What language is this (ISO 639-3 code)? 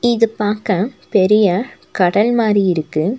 tam